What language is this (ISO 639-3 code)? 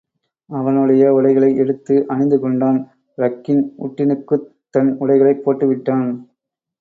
tam